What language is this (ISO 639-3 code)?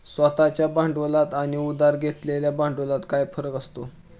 mar